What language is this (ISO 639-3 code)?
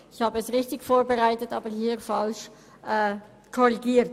gsw